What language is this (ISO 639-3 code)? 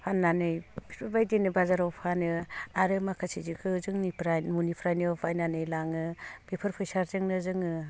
brx